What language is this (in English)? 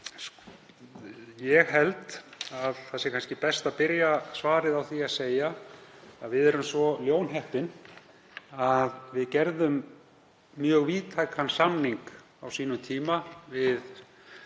Icelandic